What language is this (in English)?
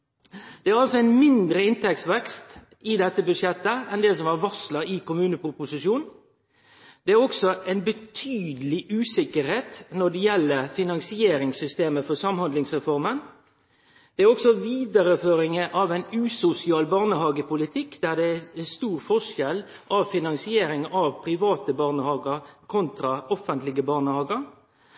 Norwegian Nynorsk